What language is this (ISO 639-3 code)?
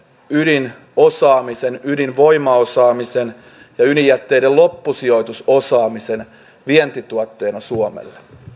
fin